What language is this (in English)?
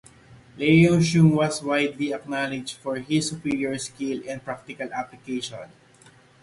English